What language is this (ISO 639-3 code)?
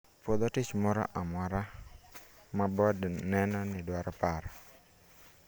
luo